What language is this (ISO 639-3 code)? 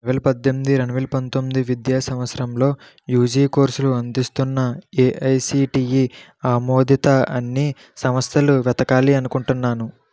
tel